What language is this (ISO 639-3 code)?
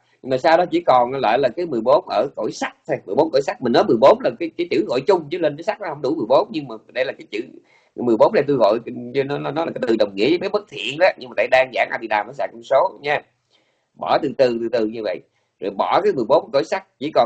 vie